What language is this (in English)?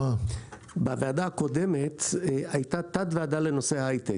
Hebrew